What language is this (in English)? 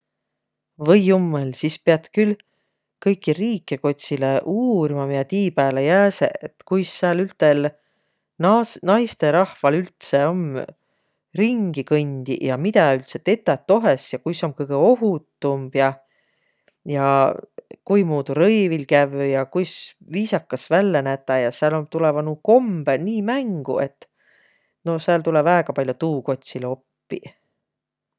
Võro